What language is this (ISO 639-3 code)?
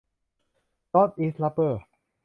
tha